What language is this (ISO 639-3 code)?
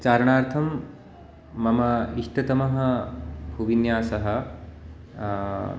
san